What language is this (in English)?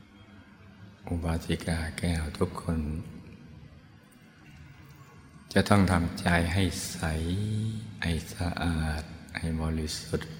Thai